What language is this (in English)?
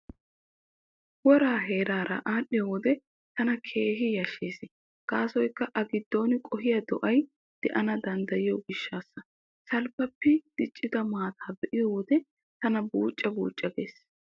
Wolaytta